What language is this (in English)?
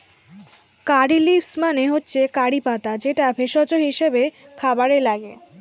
Bangla